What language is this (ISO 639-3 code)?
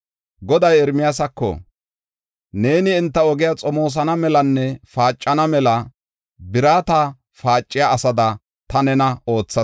gof